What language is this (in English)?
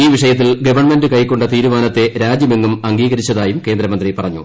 Malayalam